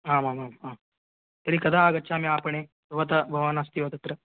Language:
Sanskrit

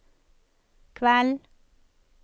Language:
Norwegian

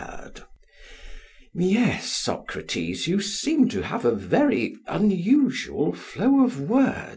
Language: English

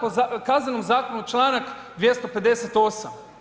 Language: Croatian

